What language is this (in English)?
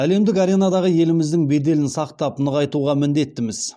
Kazakh